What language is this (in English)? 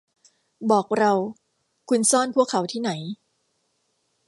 Thai